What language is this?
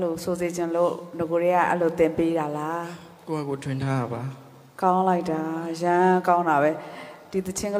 Arabic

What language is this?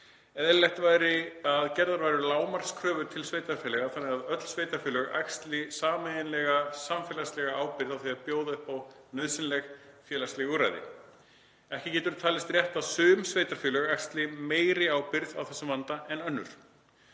Icelandic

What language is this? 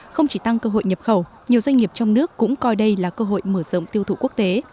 Vietnamese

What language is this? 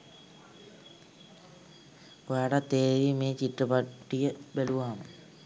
Sinhala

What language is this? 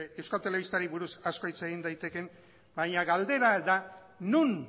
Basque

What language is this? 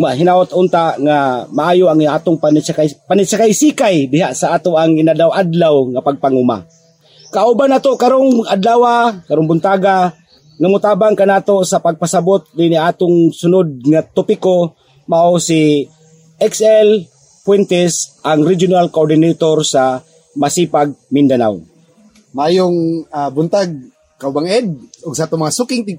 Filipino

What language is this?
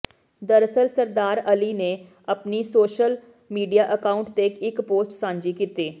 Punjabi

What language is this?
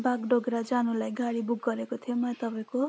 Nepali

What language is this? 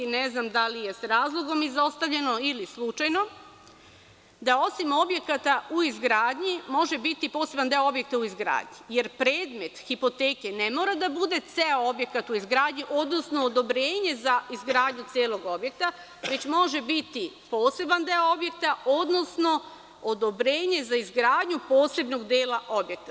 Serbian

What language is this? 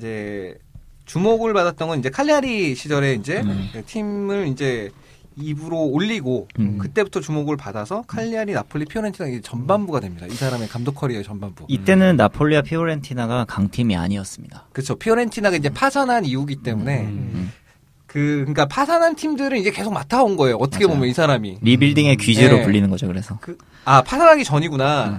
Korean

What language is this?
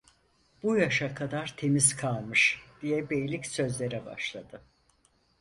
Turkish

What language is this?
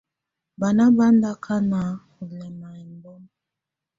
Tunen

